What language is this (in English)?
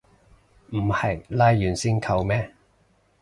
Cantonese